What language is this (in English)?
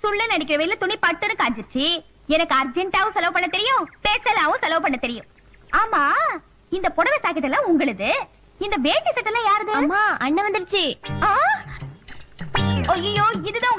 Tamil